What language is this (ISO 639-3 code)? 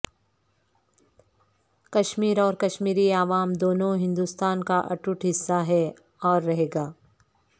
urd